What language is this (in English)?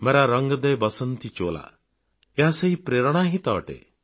Odia